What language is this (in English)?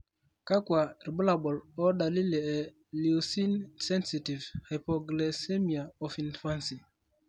Masai